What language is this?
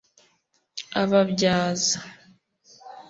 Kinyarwanda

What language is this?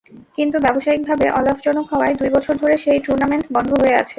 Bangla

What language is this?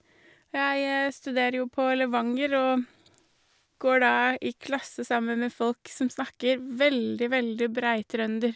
Norwegian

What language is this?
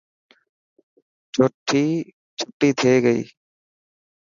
Dhatki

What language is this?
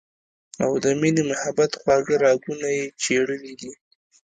Pashto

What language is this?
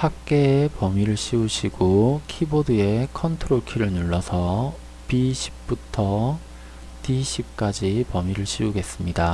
Korean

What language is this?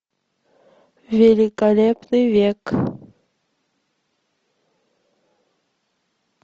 Russian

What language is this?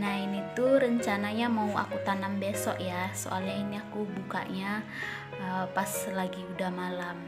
Indonesian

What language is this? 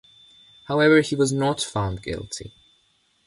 English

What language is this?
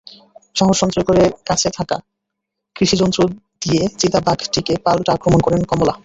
Bangla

